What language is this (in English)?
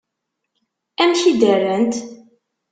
Kabyle